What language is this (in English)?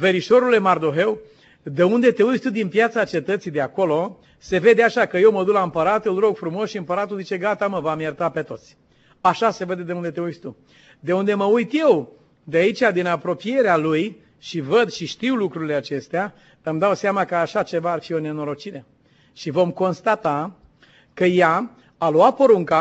Romanian